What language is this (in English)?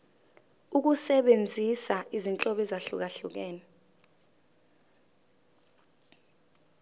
Zulu